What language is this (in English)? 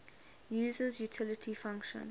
English